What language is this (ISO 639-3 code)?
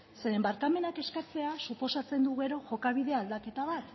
eus